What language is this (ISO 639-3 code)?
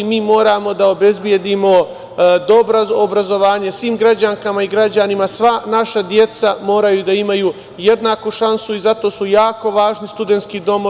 srp